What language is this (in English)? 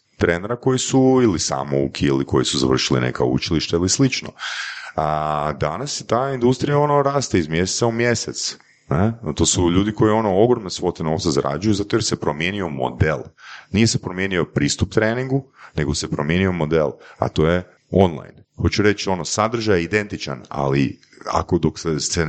Croatian